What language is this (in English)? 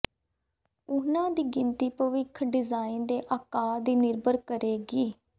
Punjabi